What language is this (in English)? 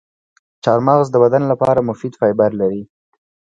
Pashto